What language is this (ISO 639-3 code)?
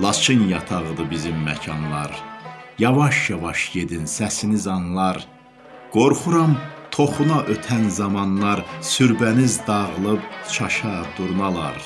tur